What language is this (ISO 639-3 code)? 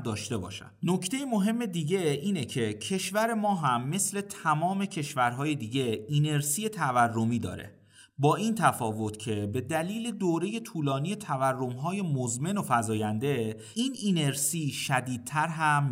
fas